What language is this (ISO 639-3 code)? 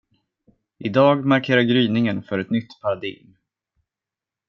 swe